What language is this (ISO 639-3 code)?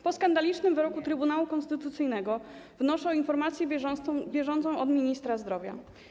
pol